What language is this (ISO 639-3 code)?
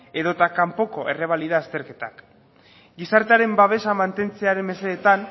eus